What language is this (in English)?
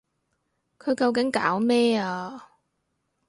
Cantonese